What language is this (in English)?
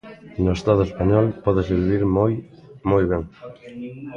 Galician